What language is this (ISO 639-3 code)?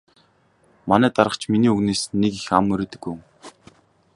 mon